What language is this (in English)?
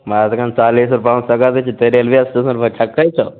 Maithili